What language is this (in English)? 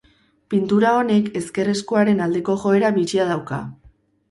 Basque